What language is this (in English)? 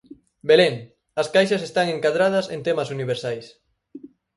Galician